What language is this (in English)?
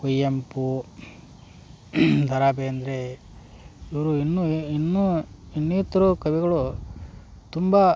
Kannada